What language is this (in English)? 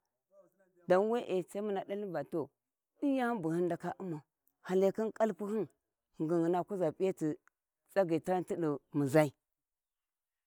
Warji